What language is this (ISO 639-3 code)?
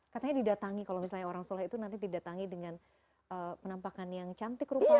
ind